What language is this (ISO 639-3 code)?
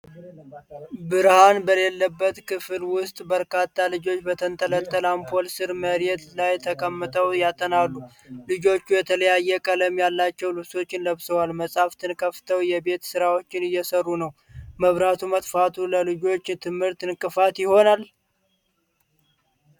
amh